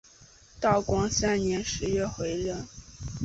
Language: Chinese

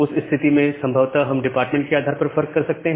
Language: Hindi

